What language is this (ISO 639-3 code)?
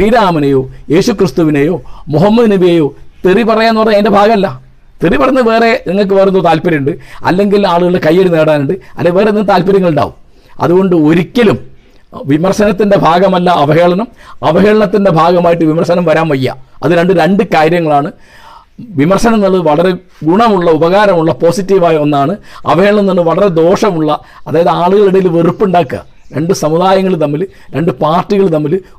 mal